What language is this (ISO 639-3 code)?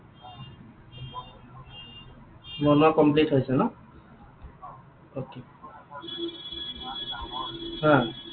asm